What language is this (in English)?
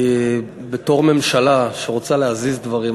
Hebrew